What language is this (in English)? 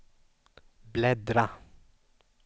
Swedish